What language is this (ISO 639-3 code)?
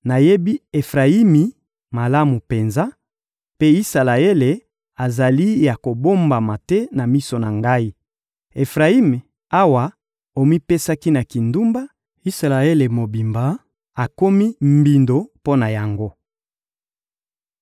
lin